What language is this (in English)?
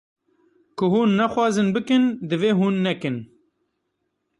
Kurdish